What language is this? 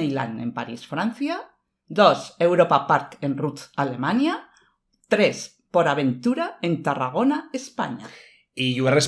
Spanish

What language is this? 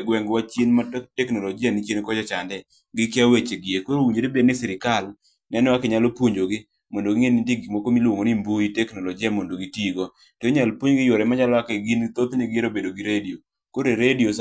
Luo (Kenya and Tanzania)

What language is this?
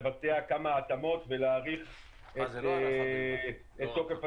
Hebrew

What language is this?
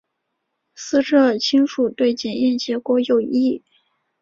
Chinese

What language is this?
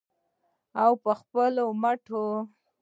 Pashto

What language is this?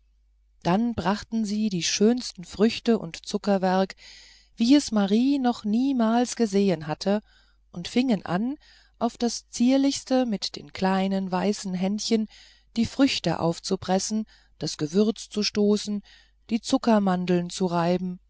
German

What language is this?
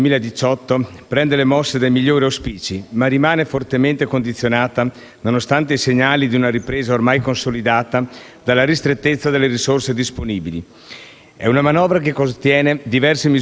Italian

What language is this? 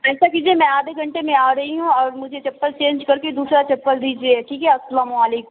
Urdu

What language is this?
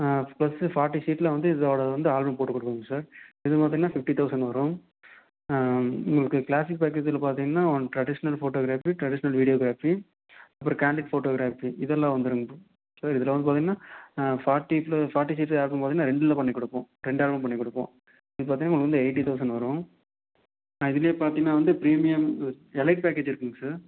Tamil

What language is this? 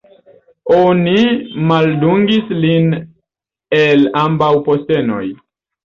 Esperanto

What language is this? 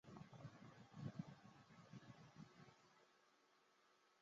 Chinese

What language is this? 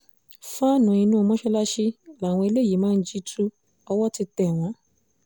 Yoruba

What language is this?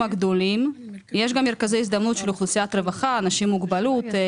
Hebrew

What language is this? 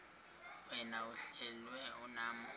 Xhosa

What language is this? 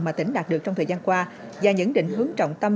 Vietnamese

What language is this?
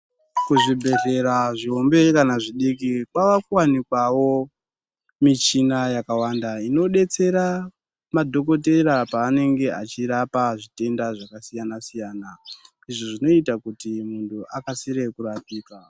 Ndau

